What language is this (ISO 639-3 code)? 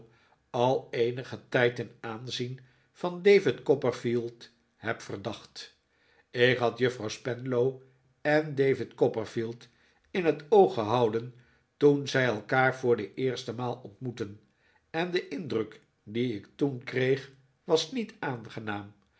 nld